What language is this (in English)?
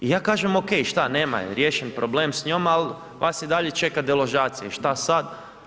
Croatian